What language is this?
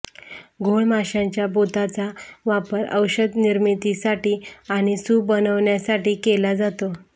Marathi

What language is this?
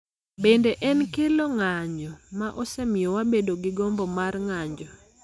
Luo (Kenya and Tanzania)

